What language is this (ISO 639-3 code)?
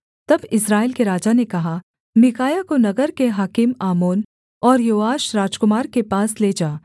hin